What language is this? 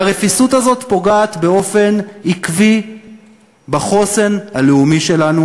Hebrew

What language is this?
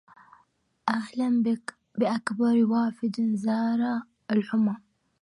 Arabic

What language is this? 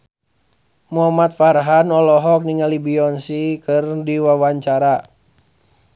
Sundanese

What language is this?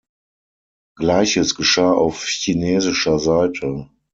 German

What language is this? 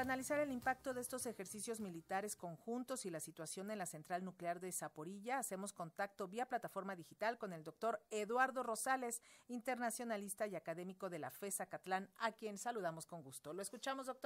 Spanish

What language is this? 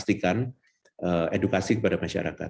Indonesian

